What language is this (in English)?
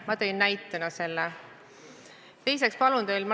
Estonian